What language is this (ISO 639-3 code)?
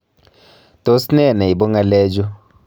kln